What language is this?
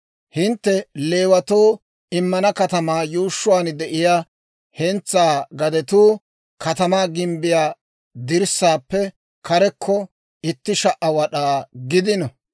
Dawro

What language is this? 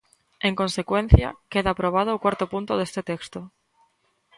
Galician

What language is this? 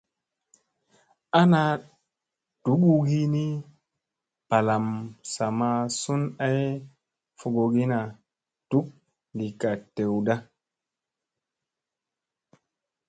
Musey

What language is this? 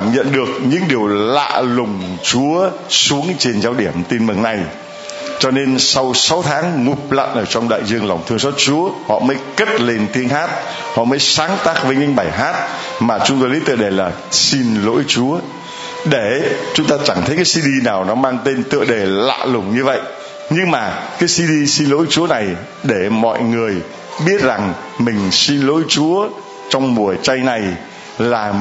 Vietnamese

